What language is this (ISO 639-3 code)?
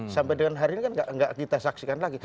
ind